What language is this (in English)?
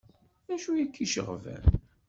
Kabyle